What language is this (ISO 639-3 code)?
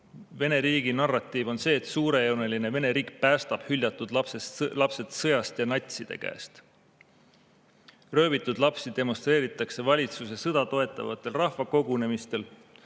est